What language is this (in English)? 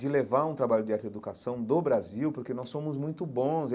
Portuguese